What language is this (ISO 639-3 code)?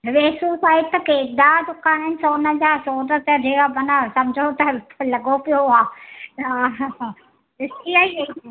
snd